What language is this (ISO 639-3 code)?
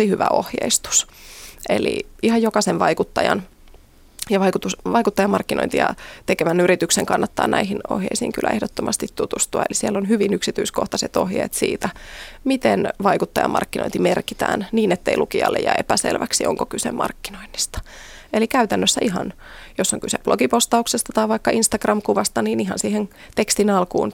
fin